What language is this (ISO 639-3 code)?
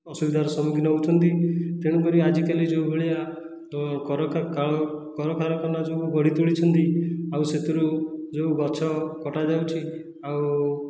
ori